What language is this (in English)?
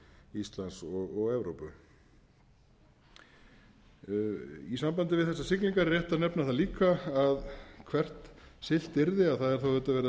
Icelandic